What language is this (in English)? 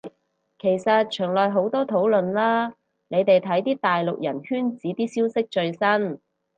Cantonese